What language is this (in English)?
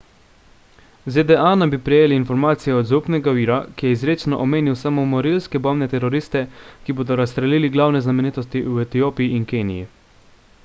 Slovenian